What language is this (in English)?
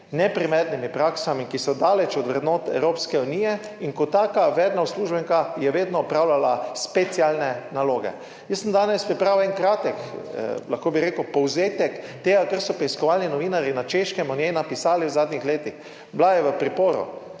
Slovenian